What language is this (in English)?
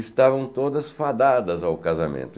Portuguese